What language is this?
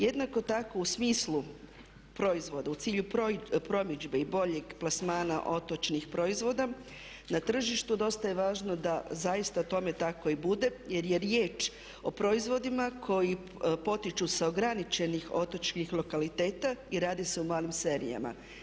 Croatian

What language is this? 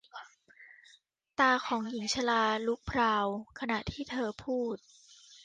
Thai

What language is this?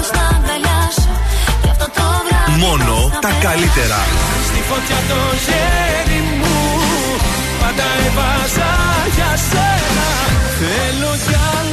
Greek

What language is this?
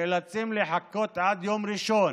Hebrew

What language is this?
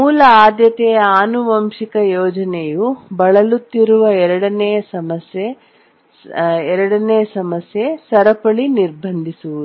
Kannada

